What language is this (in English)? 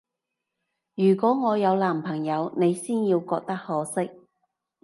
Cantonese